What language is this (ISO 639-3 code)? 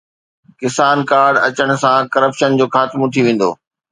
snd